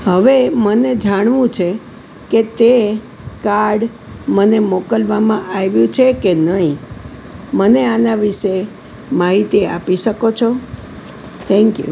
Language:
Gujarati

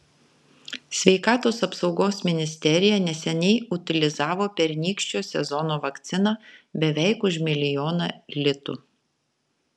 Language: Lithuanian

